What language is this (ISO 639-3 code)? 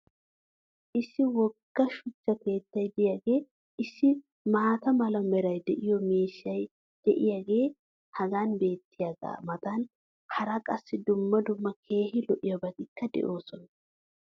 wal